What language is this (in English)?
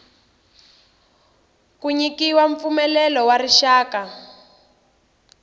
Tsonga